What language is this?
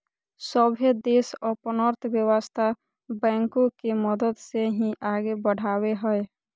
Magahi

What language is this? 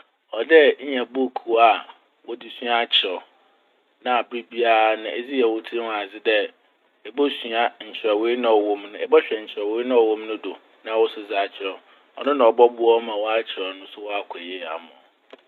Akan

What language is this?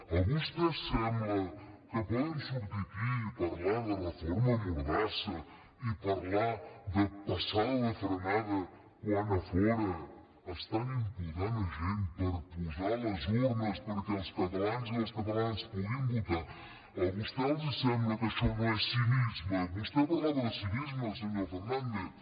Catalan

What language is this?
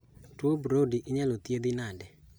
Luo (Kenya and Tanzania)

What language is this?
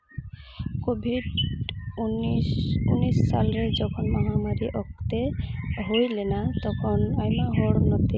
Santali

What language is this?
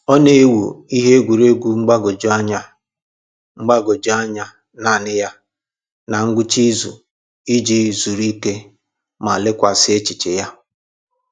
Igbo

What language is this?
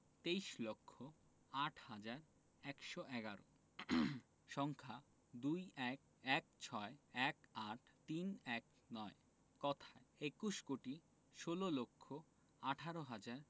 Bangla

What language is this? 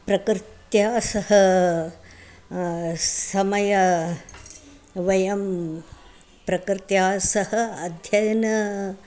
Sanskrit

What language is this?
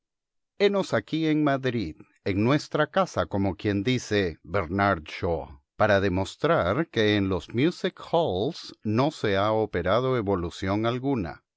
Spanish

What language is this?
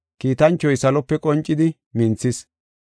Gofa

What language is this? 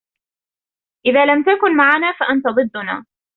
Arabic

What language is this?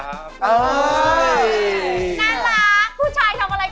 Thai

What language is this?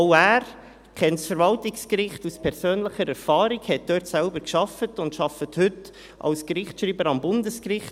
Swiss German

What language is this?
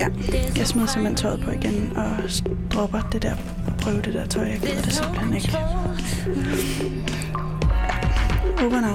Danish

